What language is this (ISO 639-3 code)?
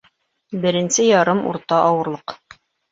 bak